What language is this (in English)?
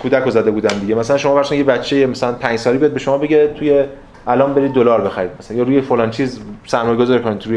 Persian